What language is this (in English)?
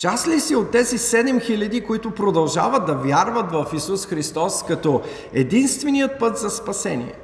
Bulgarian